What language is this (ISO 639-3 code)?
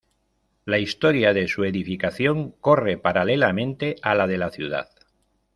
spa